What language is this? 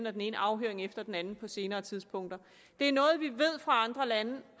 Danish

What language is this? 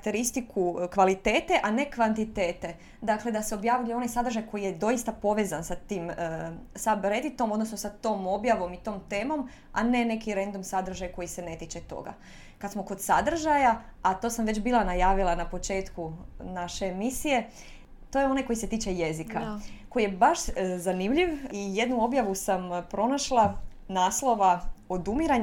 Croatian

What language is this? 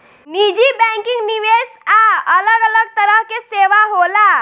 Bhojpuri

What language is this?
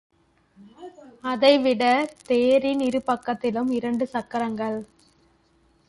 Tamil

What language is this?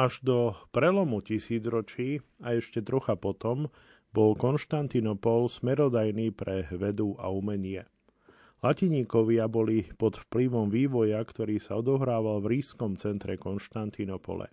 Slovak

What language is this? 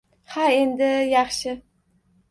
Uzbek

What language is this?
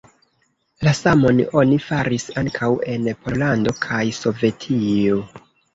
Esperanto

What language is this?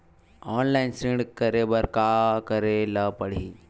Chhattisgarhi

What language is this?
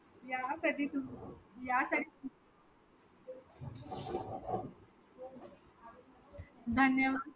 Marathi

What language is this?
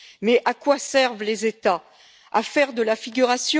French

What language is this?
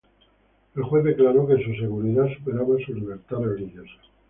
Spanish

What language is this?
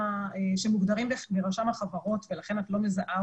Hebrew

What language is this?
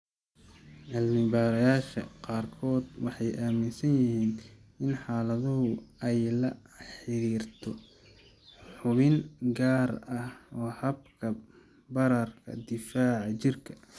Somali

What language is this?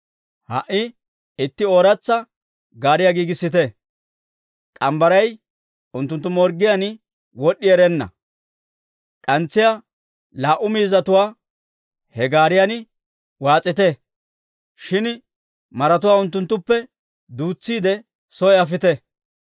Dawro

